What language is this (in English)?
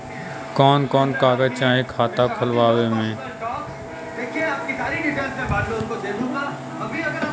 Bhojpuri